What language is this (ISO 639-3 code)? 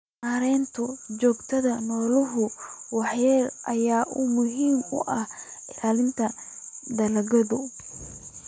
som